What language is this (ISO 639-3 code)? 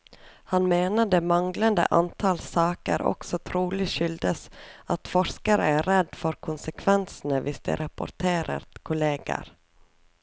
nor